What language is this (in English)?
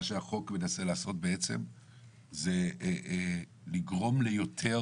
Hebrew